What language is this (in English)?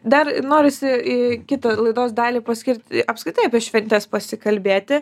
Lithuanian